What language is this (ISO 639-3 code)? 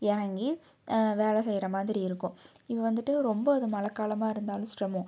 tam